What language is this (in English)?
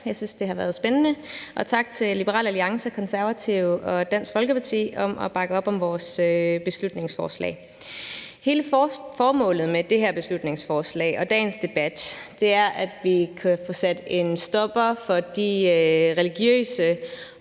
Danish